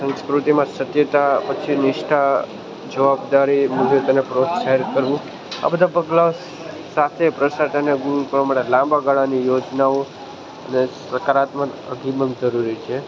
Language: Gujarati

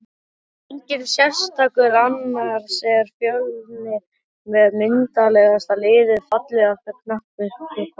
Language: Icelandic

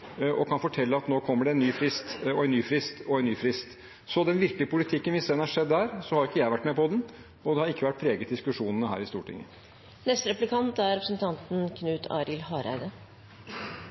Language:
Norwegian Bokmål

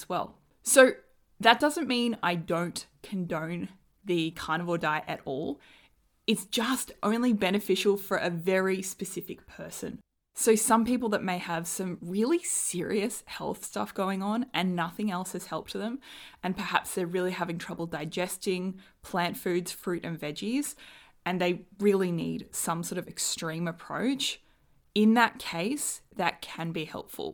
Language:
English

